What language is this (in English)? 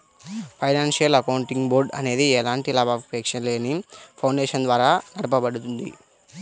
Telugu